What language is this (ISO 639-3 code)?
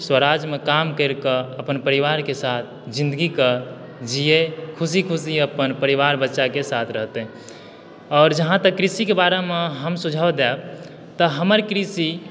mai